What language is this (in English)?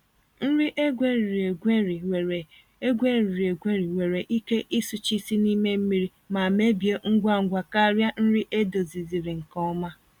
Igbo